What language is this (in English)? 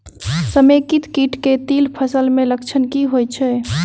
Maithili